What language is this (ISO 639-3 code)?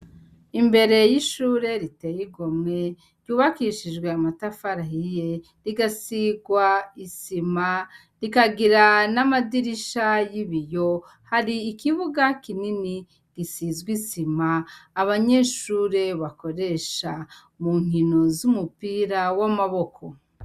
run